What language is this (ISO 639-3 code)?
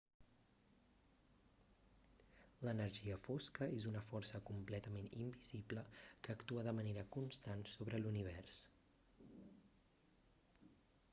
cat